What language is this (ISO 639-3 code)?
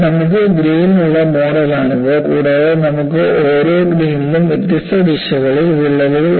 mal